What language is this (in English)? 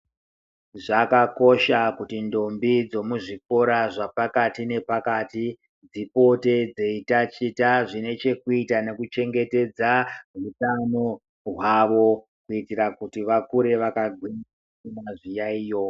Ndau